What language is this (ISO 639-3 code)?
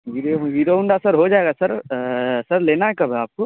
urd